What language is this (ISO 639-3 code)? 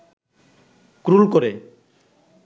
ben